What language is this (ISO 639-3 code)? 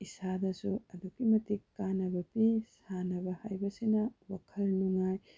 mni